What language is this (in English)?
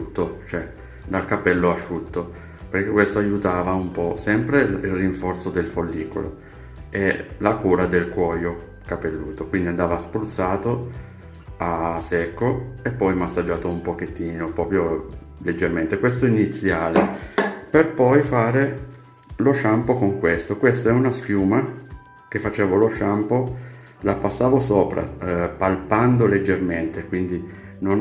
Italian